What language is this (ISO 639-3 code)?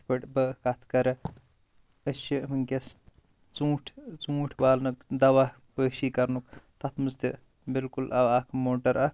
kas